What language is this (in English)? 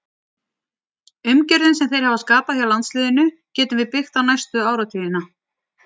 Icelandic